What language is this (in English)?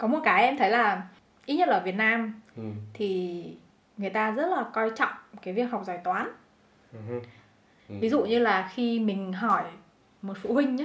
Vietnamese